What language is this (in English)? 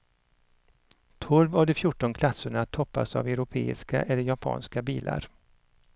Swedish